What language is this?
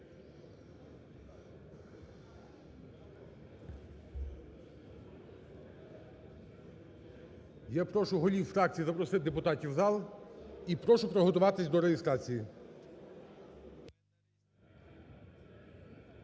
Ukrainian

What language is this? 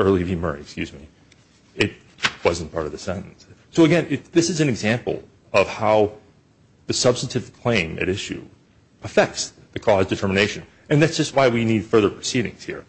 English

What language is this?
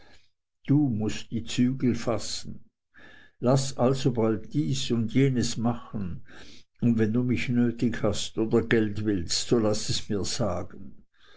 German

